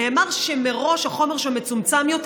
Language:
Hebrew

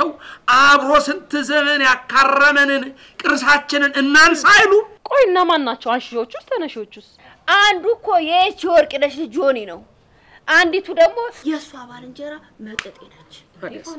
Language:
Arabic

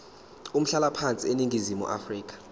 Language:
Zulu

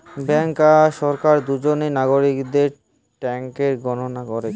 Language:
Bangla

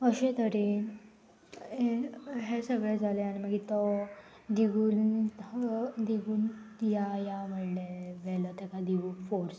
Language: Konkani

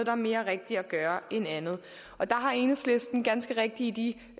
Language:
Danish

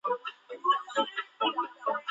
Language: Chinese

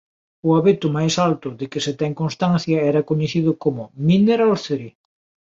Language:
Galician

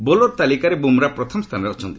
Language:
Odia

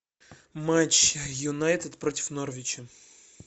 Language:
Russian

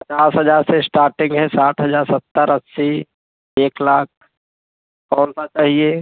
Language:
Hindi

